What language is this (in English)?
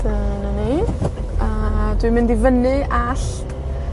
Welsh